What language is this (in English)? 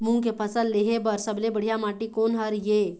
Chhattisgarhi